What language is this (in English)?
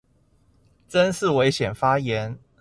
Chinese